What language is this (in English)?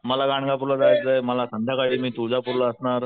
Marathi